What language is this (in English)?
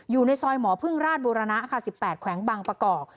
Thai